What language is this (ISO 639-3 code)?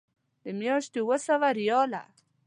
pus